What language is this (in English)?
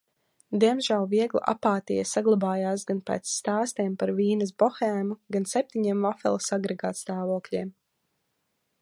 Latvian